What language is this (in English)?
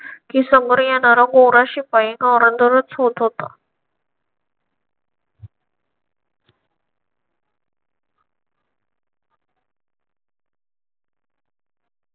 Marathi